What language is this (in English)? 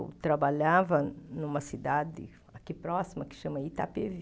Portuguese